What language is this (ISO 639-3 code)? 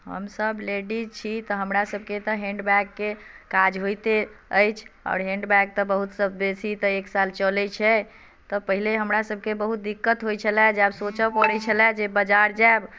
mai